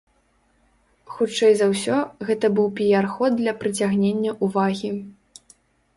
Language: Belarusian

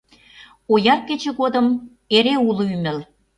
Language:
Mari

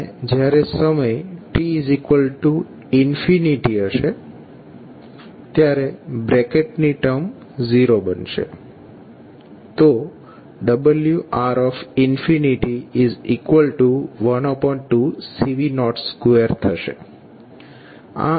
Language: Gujarati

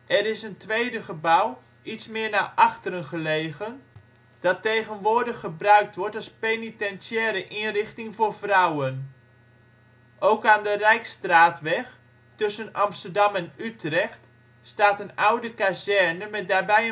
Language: Dutch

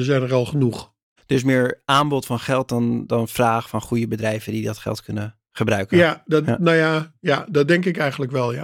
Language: Dutch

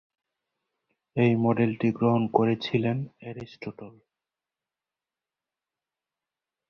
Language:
Bangla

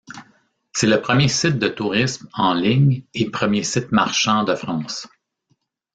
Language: French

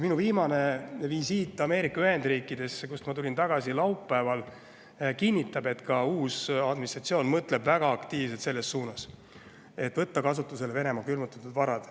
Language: Estonian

